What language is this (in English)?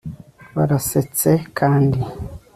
Kinyarwanda